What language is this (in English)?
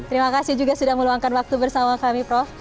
Indonesian